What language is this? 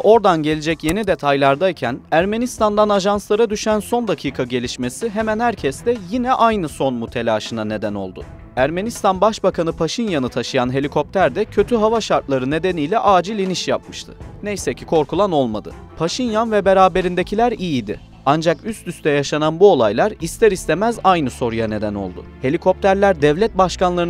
Turkish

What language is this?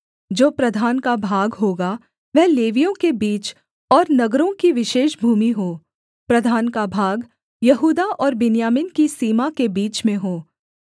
Hindi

